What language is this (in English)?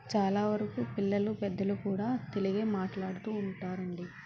Telugu